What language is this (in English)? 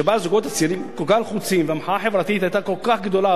Hebrew